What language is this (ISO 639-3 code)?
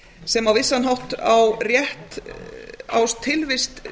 isl